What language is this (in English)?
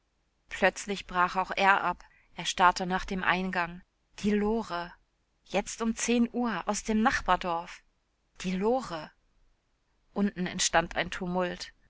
German